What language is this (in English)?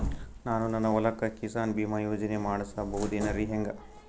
Kannada